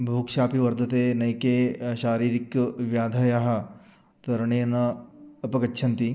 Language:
Sanskrit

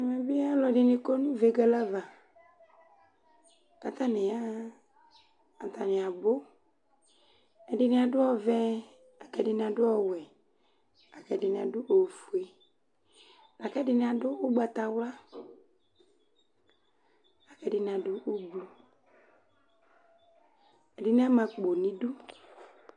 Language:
Ikposo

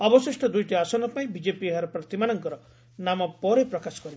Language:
Odia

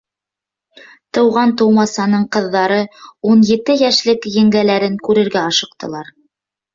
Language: Bashkir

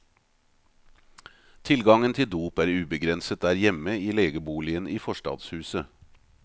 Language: Norwegian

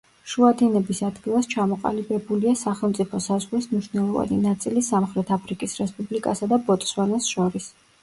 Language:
Georgian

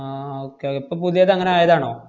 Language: Malayalam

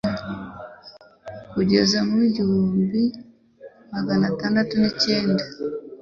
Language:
Kinyarwanda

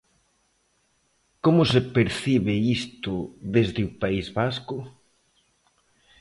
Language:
Galician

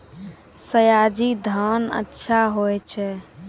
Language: Maithili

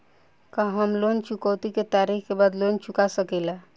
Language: Bhojpuri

